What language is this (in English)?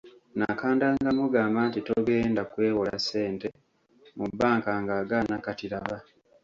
Ganda